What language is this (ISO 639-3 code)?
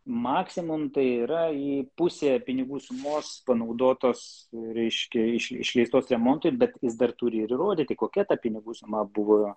lit